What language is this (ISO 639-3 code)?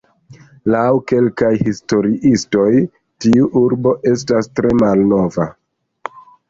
epo